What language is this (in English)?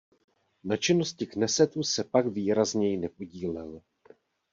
Czech